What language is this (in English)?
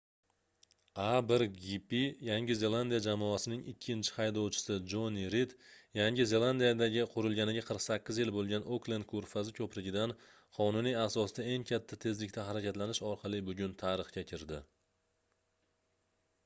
Uzbek